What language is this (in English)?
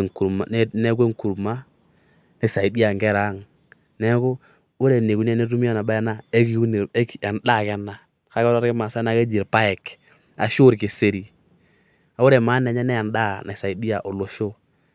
Masai